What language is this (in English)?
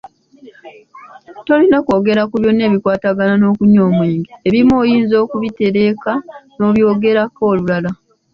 Ganda